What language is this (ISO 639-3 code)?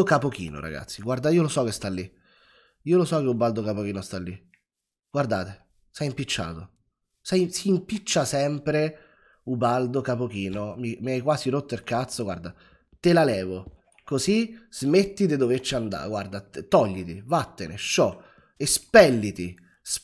ita